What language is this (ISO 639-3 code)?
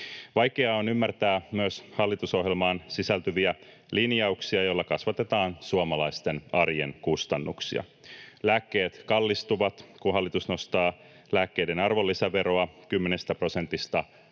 fin